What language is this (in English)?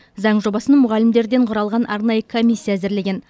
Kazakh